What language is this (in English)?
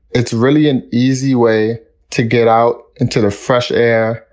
English